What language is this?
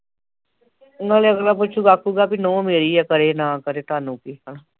Punjabi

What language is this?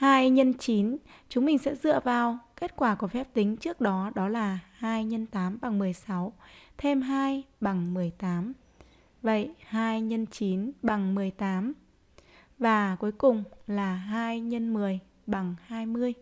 Vietnamese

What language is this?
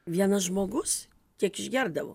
Lithuanian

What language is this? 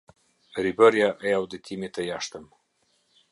Albanian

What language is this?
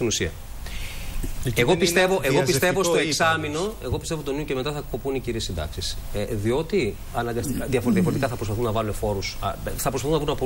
Greek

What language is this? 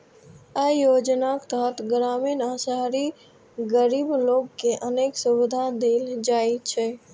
Maithili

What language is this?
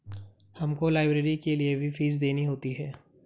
Hindi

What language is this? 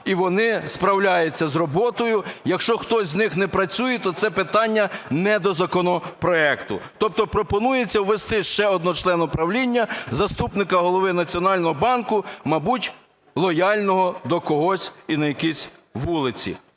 Ukrainian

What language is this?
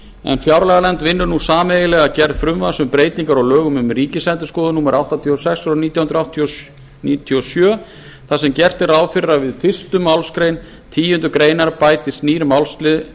Icelandic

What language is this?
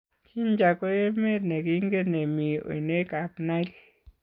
Kalenjin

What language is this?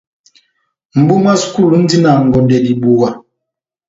Batanga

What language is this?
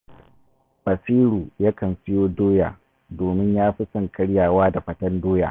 Hausa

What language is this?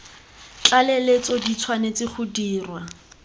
Tswana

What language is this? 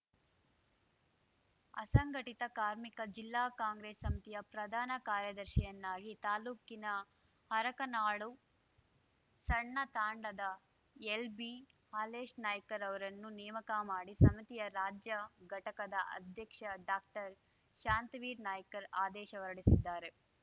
Kannada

